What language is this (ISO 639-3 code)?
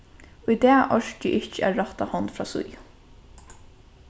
fao